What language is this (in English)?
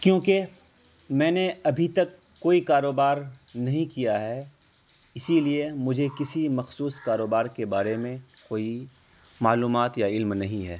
Urdu